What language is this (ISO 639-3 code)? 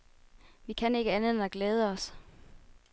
dan